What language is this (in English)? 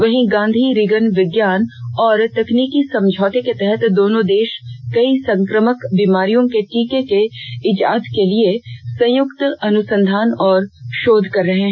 Hindi